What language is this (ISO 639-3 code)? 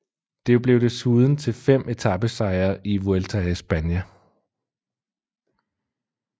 dan